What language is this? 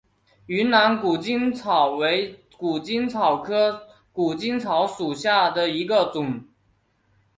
Chinese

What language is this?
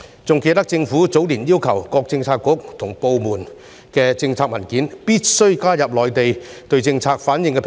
Cantonese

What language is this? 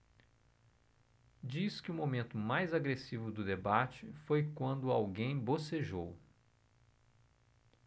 Portuguese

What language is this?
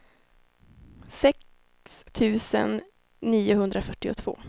Swedish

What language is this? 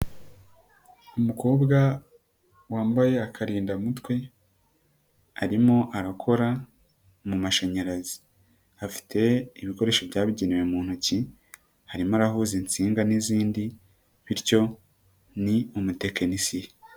Kinyarwanda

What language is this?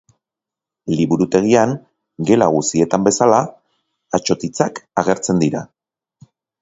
Basque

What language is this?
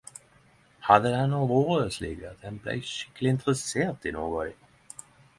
Norwegian Nynorsk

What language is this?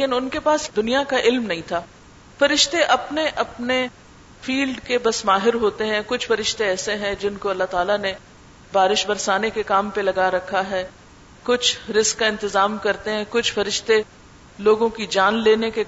Urdu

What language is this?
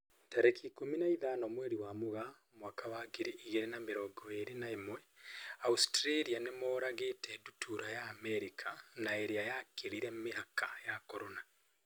Kikuyu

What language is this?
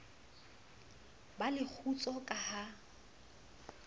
Southern Sotho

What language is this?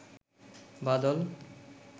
Bangla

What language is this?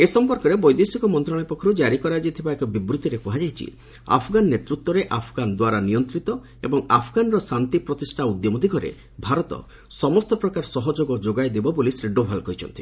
Odia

